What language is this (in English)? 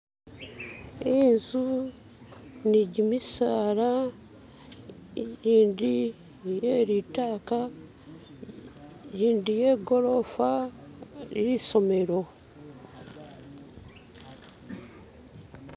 Masaaba